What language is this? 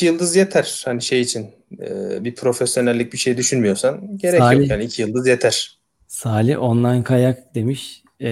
Turkish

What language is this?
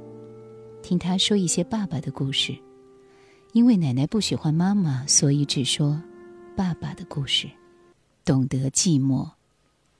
Chinese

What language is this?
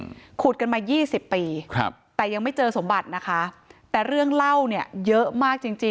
Thai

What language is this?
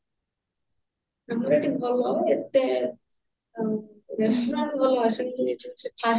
Odia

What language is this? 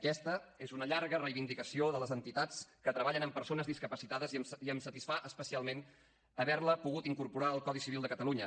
Catalan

